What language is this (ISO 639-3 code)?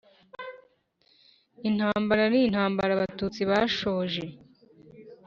kin